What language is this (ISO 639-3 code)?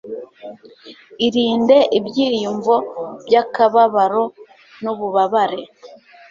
kin